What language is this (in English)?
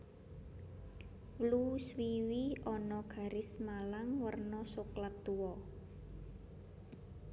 Javanese